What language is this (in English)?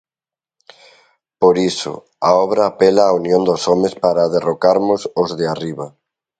Galician